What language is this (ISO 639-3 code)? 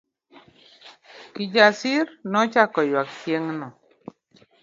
luo